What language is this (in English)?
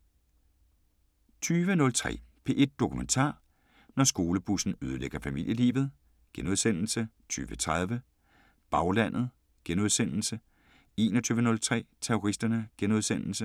Danish